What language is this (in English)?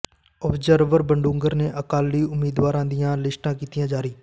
Punjabi